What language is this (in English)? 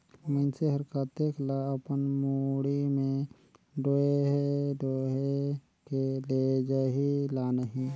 Chhattisgarhi